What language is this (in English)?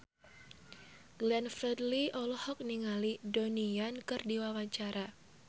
Sundanese